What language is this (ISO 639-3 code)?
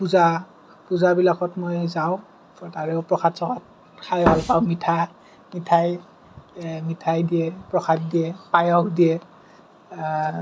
asm